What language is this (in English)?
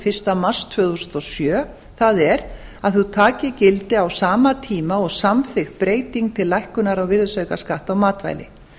Icelandic